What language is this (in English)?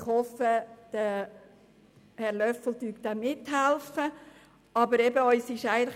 Swiss German